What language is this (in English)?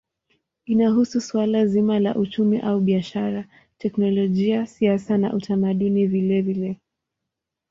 Swahili